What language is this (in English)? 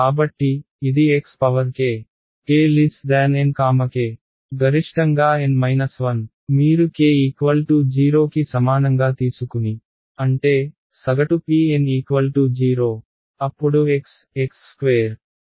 Telugu